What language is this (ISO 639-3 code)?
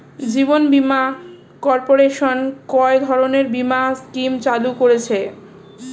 ben